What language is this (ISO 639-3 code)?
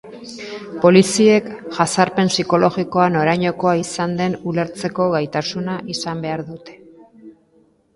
eus